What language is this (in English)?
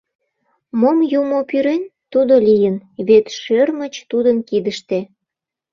Mari